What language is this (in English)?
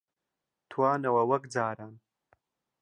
Central Kurdish